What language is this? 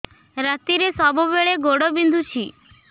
Odia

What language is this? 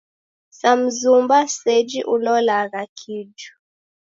Taita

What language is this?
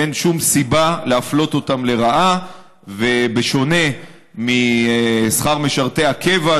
Hebrew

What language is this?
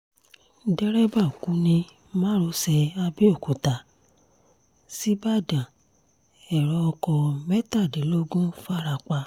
Yoruba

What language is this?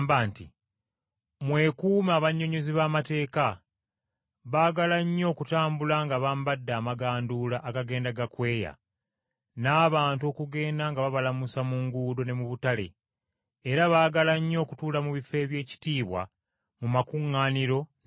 Ganda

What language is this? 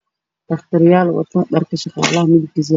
Somali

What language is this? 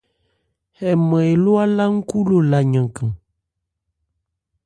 Ebrié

